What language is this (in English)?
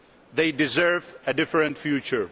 English